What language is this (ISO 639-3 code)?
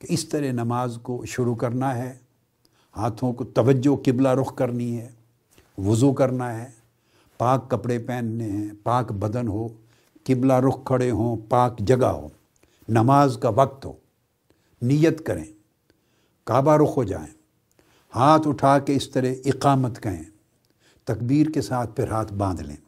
urd